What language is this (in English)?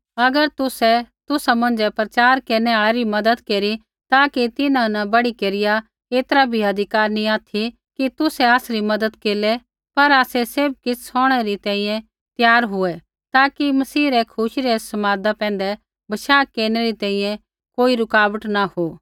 Kullu Pahari